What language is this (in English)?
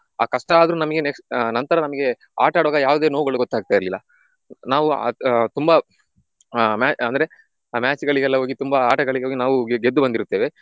Kannada